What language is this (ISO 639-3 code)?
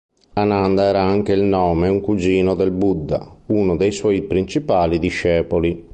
ita